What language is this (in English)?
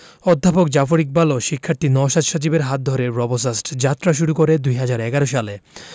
Bangla